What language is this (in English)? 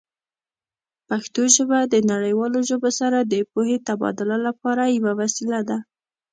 Pashto